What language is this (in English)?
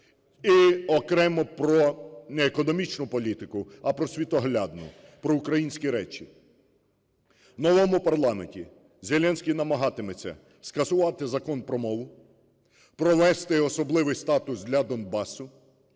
Ukrainian